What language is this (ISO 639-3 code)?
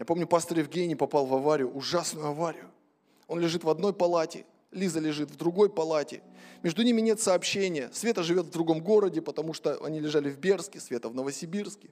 rus